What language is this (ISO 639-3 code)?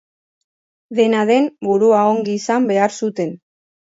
eus